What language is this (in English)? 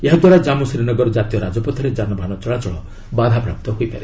Odia